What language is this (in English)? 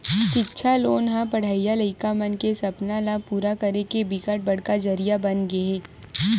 Chhattisgarhi